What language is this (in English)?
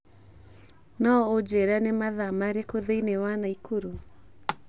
Kikuyu